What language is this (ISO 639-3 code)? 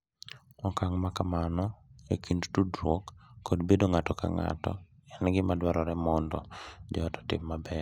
luo